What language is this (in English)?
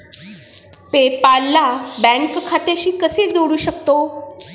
Marathi